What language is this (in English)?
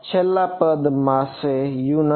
Gujarati